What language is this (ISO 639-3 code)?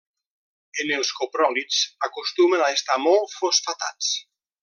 cat